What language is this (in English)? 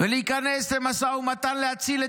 Hebrew